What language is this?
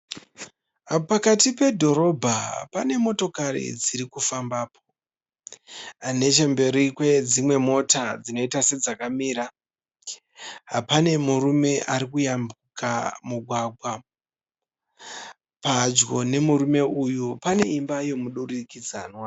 Shona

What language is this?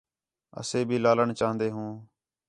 Khetrani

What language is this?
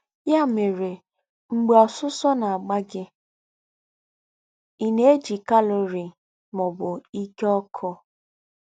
Igbo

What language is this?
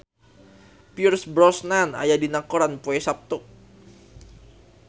Sundanese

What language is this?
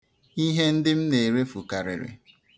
Igbo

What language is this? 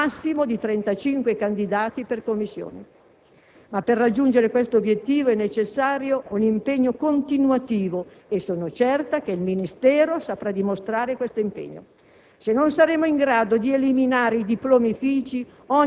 Italian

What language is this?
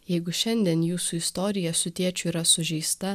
Lithuanian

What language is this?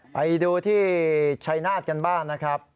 Thai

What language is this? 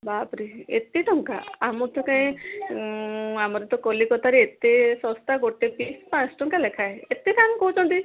Odia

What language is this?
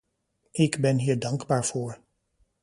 Dutch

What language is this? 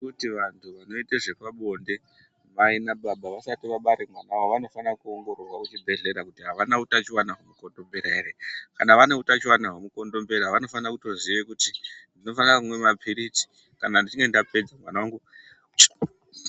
Ndau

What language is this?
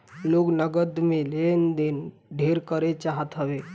Bhojpuri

